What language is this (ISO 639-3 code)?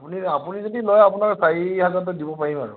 asm